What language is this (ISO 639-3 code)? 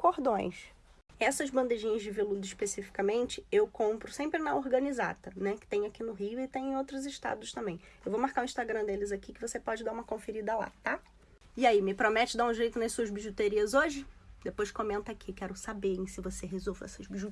por